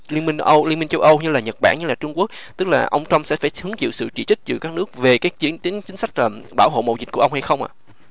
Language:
Vietnamese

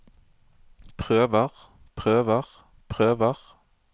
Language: Norwegian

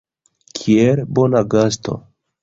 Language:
Esperanto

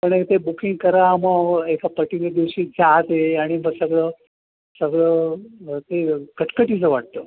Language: Marathi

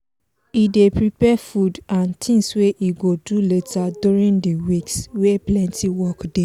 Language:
Nigerian Pidgin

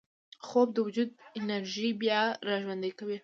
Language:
Pashto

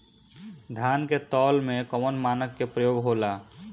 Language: Bhojpuri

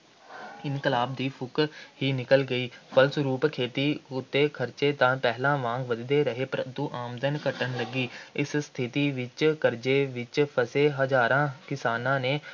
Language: Punjabi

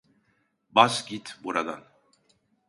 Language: Turkish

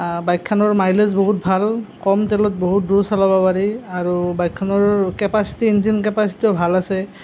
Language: Assamese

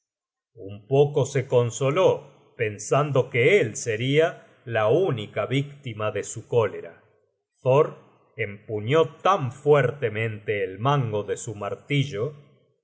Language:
Spanish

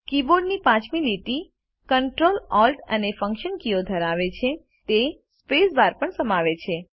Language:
Gujarati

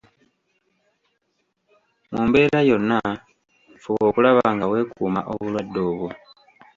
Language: Ganda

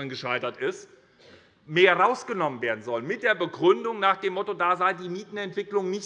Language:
German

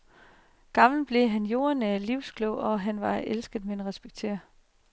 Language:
Danish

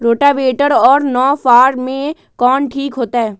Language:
Magahi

